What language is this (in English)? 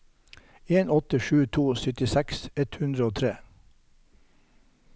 Norwegian